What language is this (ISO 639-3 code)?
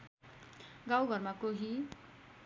nep